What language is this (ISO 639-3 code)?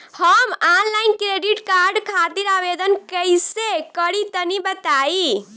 bho